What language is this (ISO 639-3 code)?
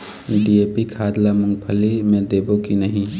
hne